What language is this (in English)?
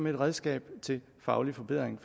Danish